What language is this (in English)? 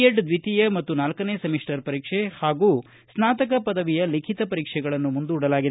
Kannada